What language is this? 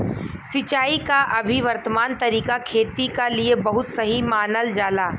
Bhojpuri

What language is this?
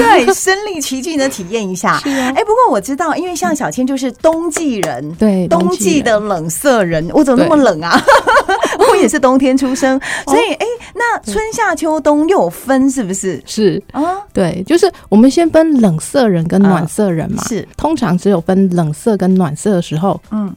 Chinese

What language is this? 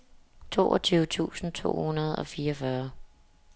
Danish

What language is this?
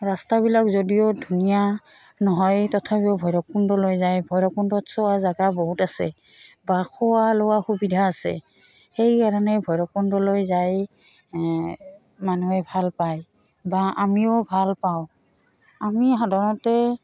Assamese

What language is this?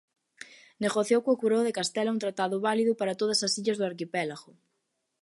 Galician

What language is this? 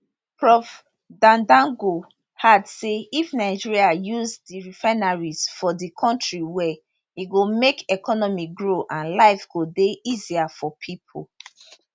Nigerian Pidgin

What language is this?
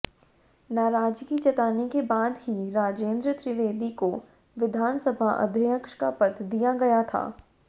Hindi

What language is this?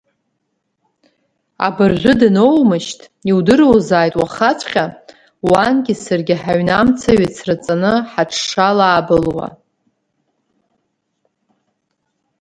Abkhazian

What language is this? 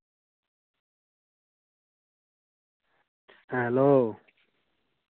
Santali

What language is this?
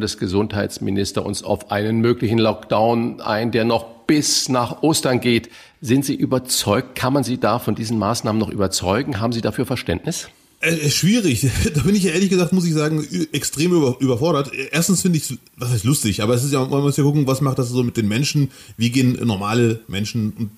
German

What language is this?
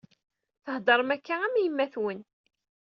Kabyle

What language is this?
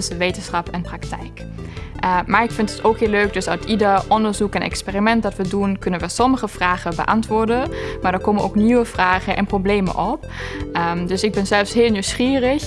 Dutch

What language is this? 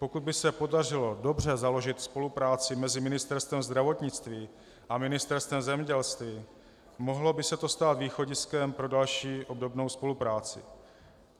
Czech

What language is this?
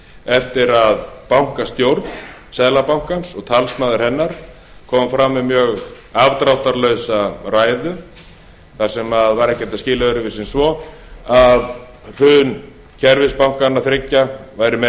Icelandic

